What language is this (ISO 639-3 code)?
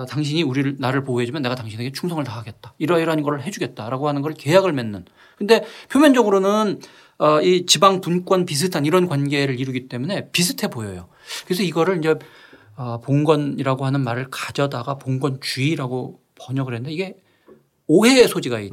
kor